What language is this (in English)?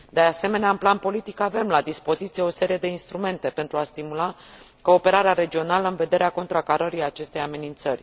Romanian